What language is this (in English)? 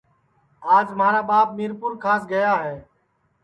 Sansi